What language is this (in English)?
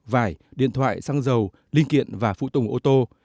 Vietnamese